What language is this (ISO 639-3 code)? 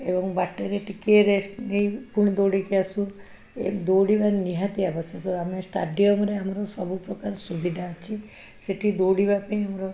ori